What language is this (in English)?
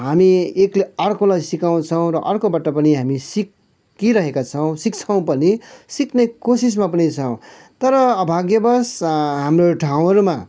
Nepali